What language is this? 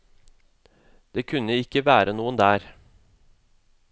Norwegian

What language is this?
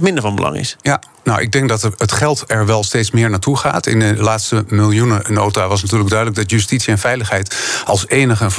Dutch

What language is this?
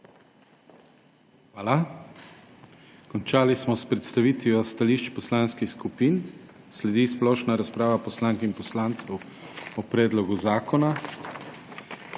Slovenian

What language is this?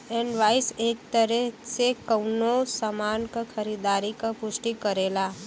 Bhojpuri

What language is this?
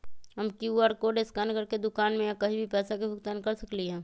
Magahi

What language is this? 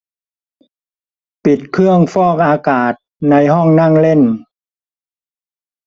Thai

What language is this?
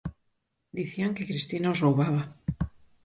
Galician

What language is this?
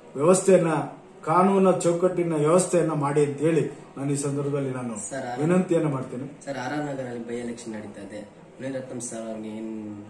Hindi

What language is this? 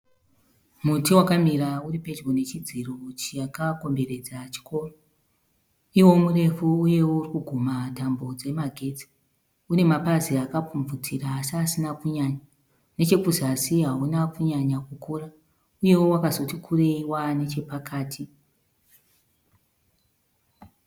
Shona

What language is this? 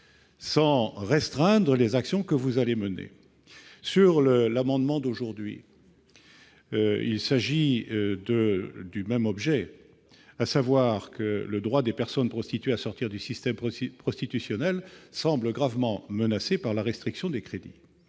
French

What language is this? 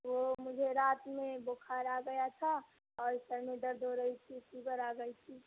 Urdu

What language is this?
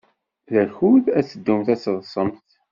Kabyle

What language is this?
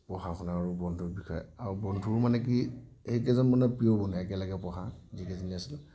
Assamese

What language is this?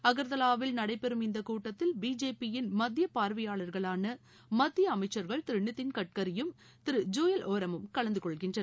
Tamil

